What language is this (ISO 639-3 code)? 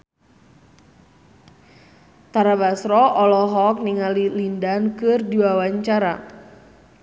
sun